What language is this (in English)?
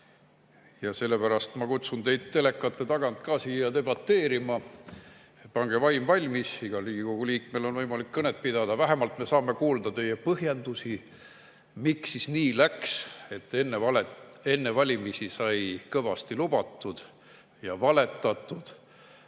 Estonian